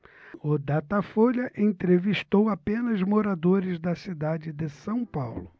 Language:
Portuguese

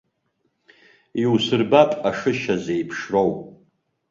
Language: Abkhazian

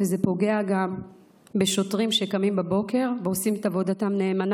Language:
Hebrew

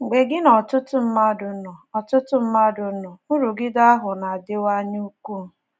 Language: Igbo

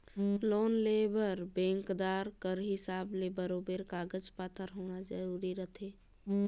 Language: Chhattisgarhi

